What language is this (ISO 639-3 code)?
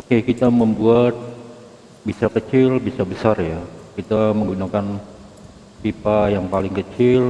ind